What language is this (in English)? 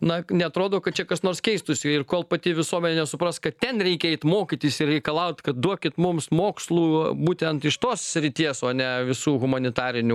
Lithuanian